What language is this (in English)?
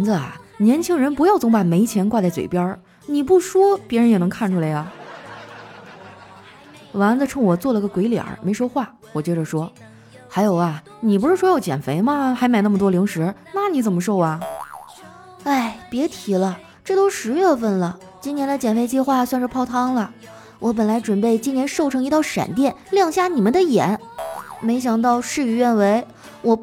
Chinese